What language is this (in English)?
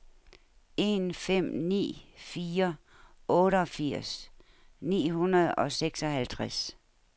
Danish